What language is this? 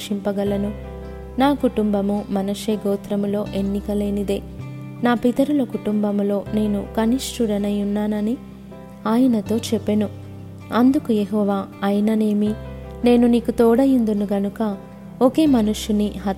Telugu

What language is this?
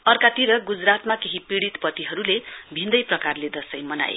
Nepali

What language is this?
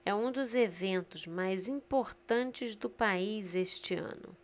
Portuguese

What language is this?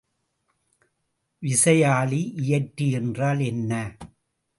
Tamil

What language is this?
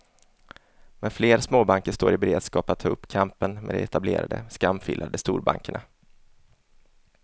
Swedish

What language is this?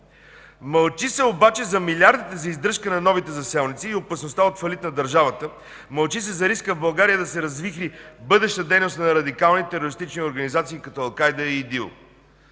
Bulgarian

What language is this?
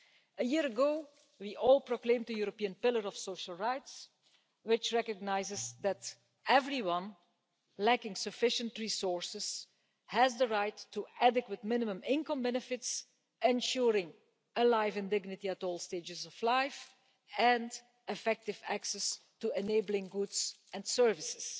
English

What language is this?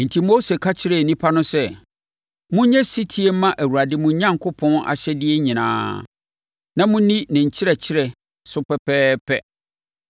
Akan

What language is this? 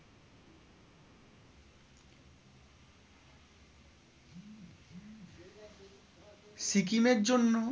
Bangla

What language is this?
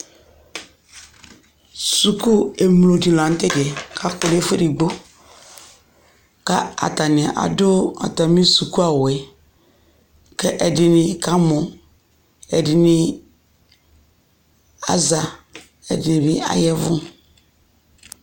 Ikposo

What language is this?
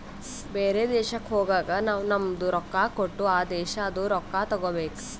Kannada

